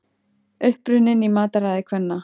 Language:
Icelandic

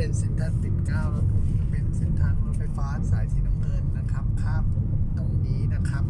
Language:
Thai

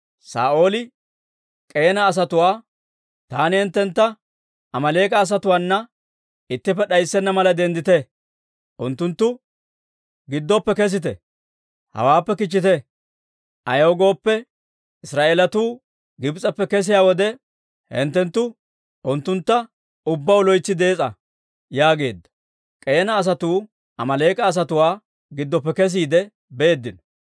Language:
Dawro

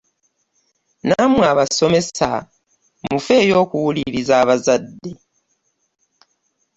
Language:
Ganda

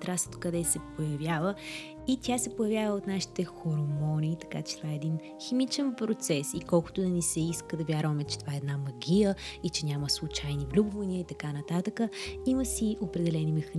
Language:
Bulgarian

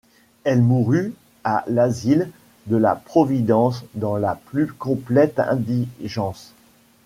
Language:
French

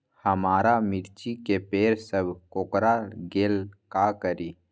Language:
Magahi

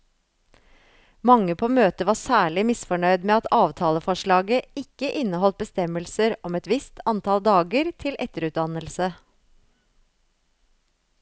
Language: Norwegian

